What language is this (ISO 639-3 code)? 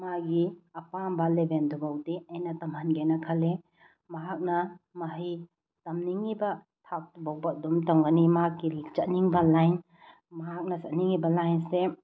mni